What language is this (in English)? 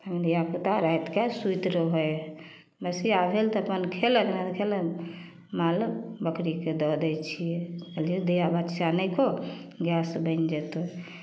Maithili